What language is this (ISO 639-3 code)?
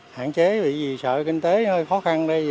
vie